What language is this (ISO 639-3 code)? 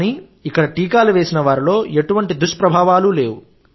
tel